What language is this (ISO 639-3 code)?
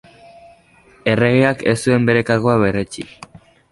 eus